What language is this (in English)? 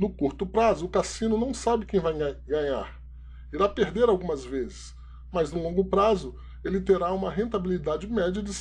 Portuguese